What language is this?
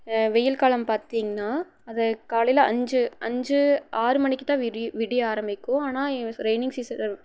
Tamil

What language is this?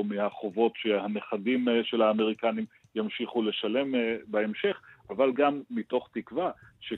Hebrew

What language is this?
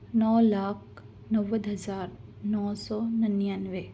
Urdu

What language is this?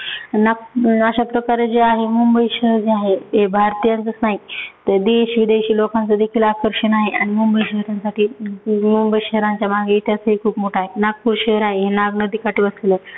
Marathi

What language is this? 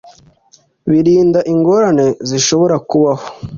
Kinyarwanda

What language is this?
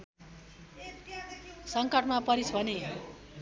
Nepali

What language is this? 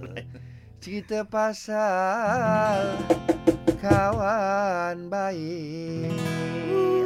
Malay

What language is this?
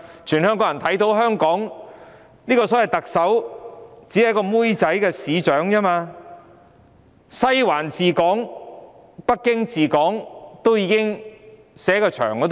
Cantonese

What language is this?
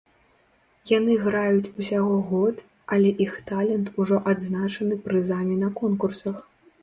Belarusian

